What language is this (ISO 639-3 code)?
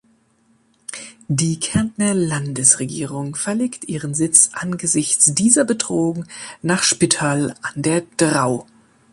deu